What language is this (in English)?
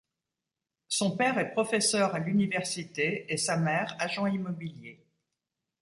French